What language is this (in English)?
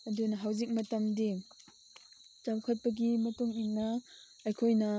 Manipuri